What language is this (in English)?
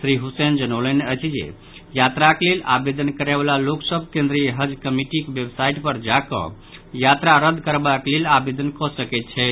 Maithili